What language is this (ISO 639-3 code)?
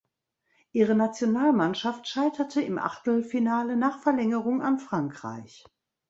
deu